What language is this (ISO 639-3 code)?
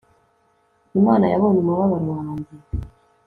kin